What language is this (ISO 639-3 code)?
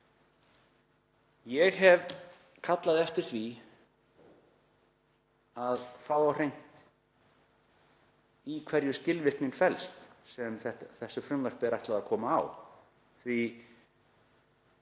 isl